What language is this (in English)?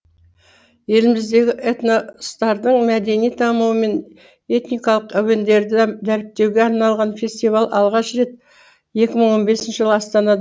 Kazakh